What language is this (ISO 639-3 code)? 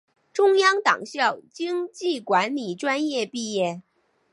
zho